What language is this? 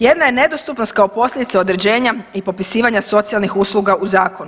Croatian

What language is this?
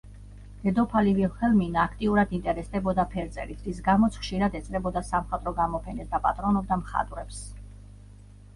Georgian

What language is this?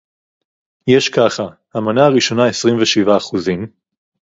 Hebrew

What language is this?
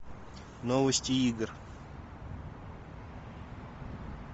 Russian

